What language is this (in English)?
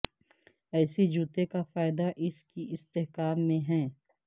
Urdu